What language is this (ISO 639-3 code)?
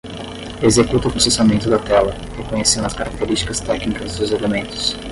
por